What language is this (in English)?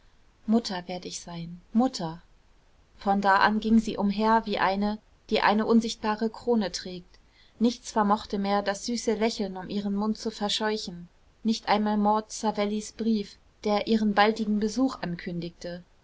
German